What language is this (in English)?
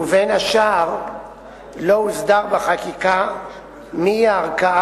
Hebrew